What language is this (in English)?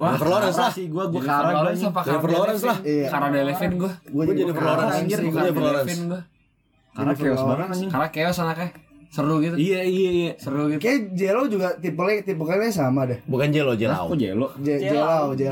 Indonesian